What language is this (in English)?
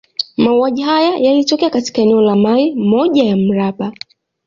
Swahili